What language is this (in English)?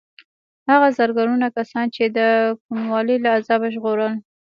Pashto